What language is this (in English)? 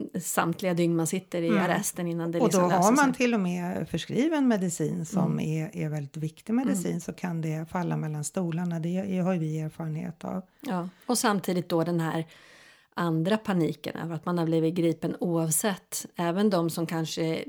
Swedish